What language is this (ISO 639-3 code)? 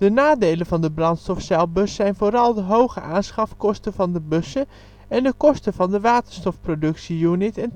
nld